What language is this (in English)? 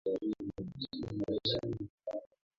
Swahili